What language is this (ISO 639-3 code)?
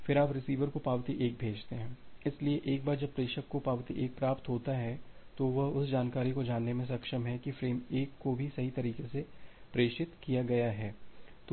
hin